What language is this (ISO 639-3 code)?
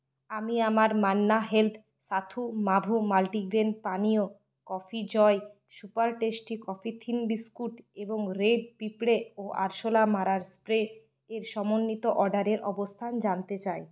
ben